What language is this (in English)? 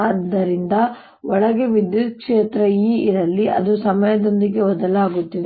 Kannada